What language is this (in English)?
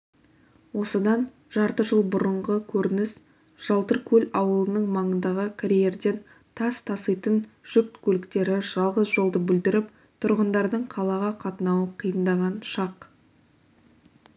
Kazakh